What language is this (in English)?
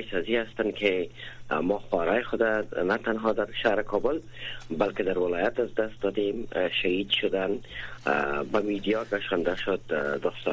Persian